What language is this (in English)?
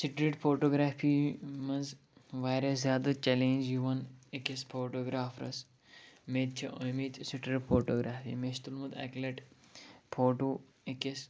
Kashmiri